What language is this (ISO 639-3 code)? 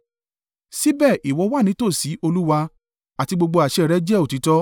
yor